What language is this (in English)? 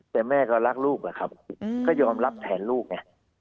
Thai